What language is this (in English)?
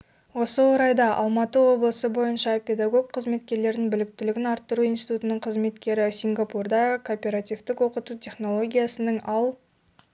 Kazakh